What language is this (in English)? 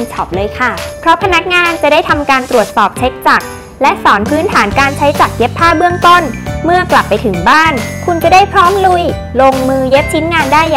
Thai